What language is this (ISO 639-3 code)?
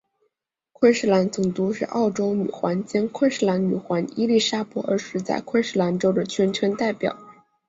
zho